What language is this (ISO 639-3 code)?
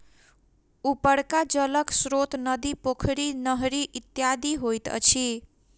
mai